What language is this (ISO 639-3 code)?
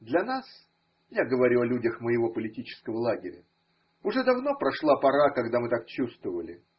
rus